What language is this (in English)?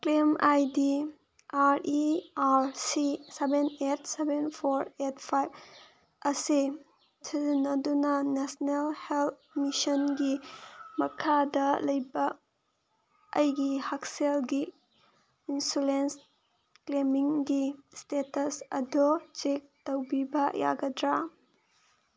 Manipuri